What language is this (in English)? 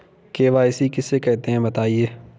Hindi